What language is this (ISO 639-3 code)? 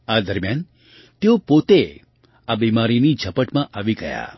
guj